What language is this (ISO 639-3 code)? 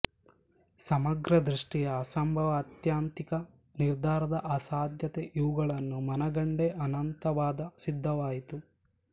kan